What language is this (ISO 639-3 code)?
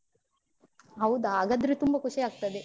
kan